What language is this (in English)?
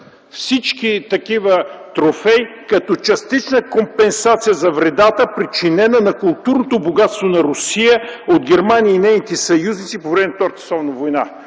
Bulgarian